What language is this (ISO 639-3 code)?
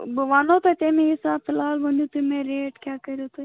kas